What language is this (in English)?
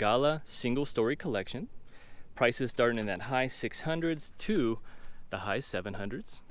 English